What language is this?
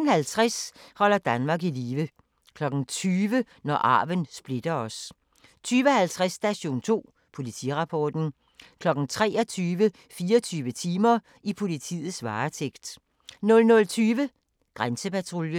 Danish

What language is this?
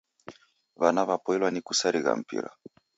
Taita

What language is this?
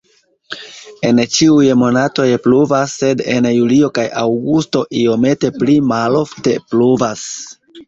Esperanto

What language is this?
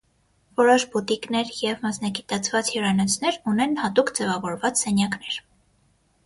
Armenian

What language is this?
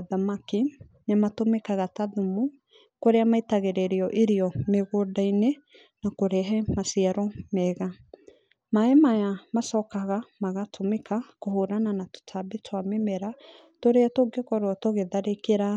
Kikuyu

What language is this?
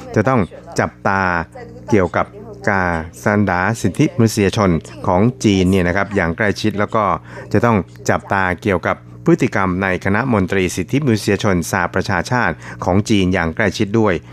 Thai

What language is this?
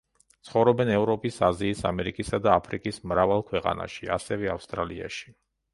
Georgian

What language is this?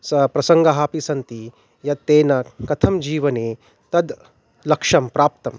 Sanskrit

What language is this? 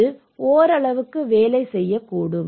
Tamil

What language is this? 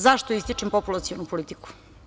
Serbian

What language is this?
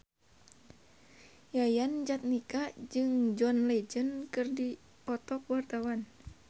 Sundanese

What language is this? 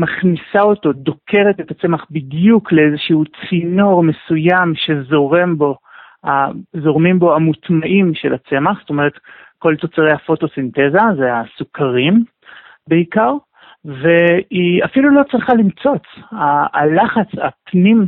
Hebrew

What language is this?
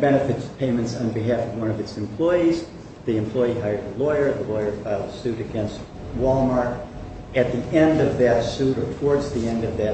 English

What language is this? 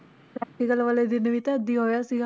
Punjabi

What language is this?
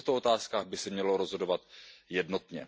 Czech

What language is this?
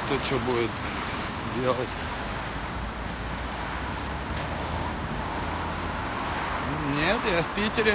Russian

